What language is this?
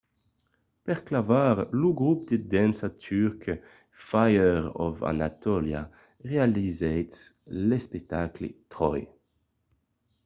Occitan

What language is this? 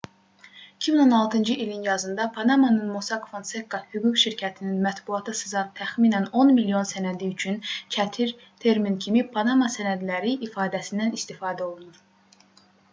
Azerbaijani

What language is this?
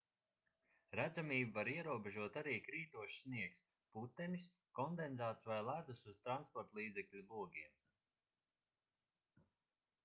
Latvian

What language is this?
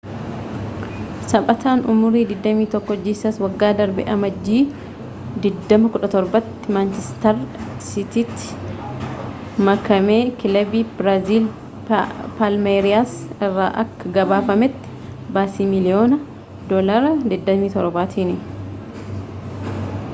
Oromo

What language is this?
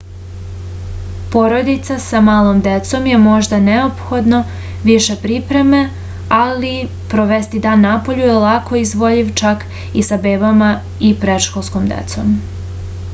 Serbian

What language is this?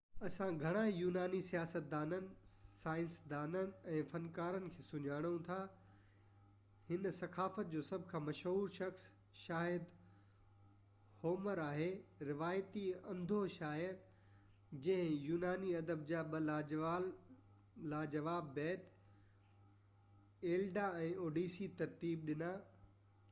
Sindhi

